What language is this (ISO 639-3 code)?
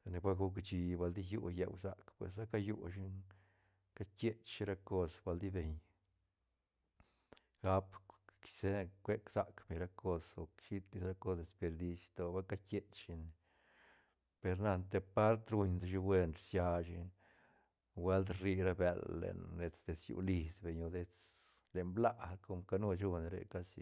ztn